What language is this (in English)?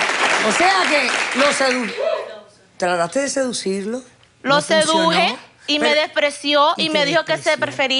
Spanish